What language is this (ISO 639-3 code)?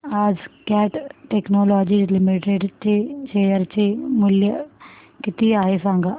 mar